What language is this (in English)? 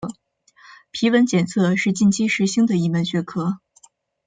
Chinese